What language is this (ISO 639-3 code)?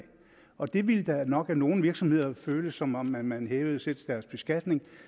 dan